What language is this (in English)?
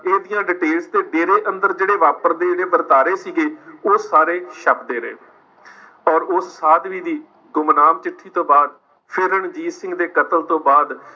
Punjabi